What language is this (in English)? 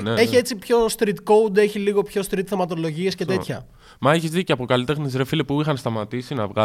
Greek